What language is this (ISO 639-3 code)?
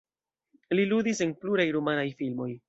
epo